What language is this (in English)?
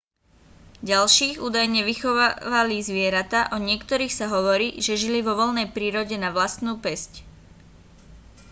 Slovak